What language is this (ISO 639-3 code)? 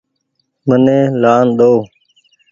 gig